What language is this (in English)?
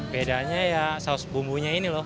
Indonesian